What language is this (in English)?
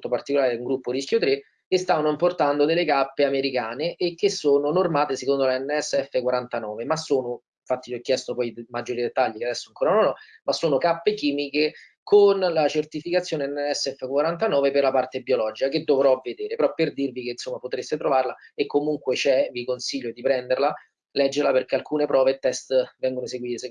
Italian